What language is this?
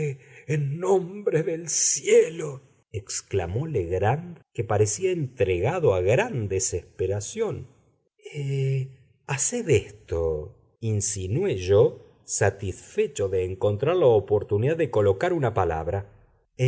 Spanish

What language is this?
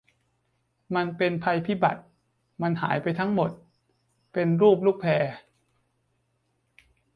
Thai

